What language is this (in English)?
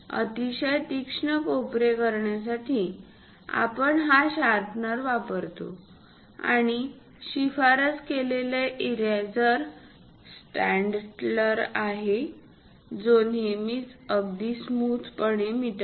Marathi